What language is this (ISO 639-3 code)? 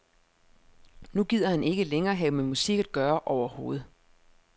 dan